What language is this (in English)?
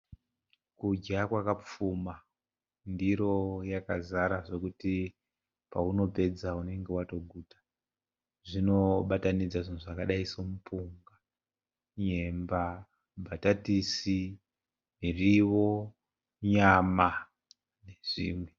Shona